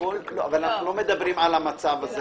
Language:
Hebrew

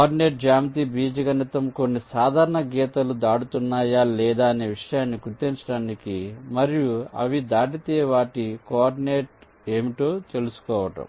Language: Telugu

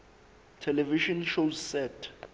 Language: Southern Sotho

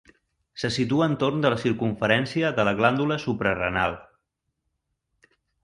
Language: Catalan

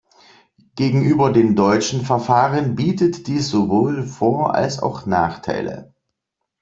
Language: German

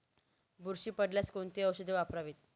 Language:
Marathi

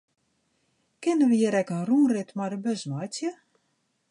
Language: Western Frisian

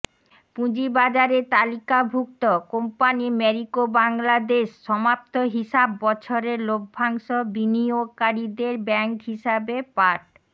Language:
Bangla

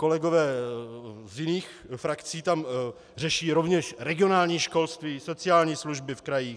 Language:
Czech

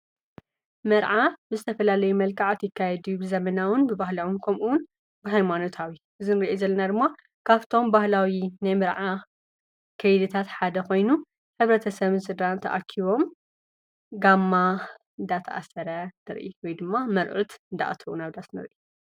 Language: Tigrinya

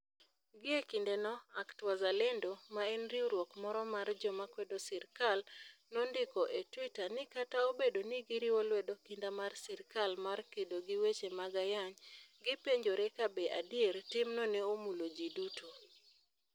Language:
Luo (Kenya and Tanzania)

